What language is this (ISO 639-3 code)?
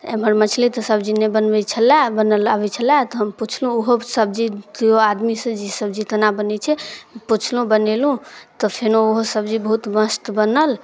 mai